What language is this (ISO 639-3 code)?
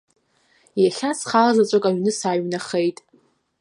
abk